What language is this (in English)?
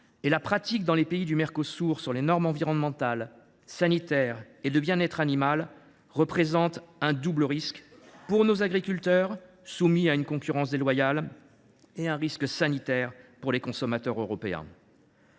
French